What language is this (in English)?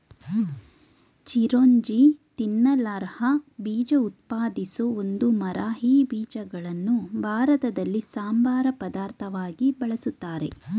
Kannada